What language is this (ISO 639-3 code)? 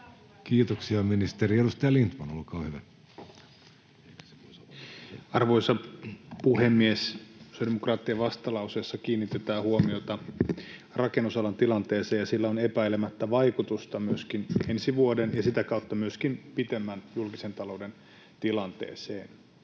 fin